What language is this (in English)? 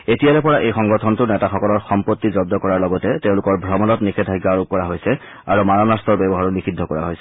Assamese